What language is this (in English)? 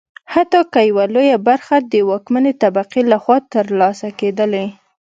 Pashto